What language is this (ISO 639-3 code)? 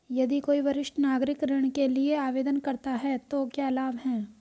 hin